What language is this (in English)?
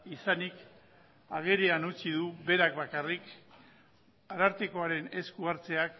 Basque